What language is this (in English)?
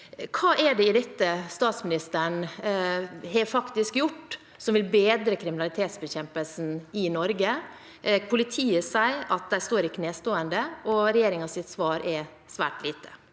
Norwegian